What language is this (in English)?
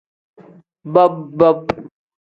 Tem